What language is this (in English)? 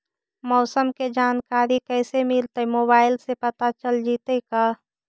Magahi